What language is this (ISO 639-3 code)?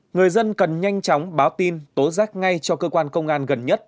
vie